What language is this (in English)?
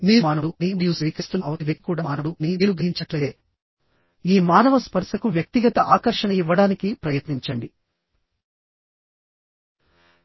Telugu